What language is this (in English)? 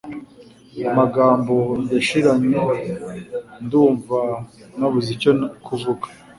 Kinyarwanda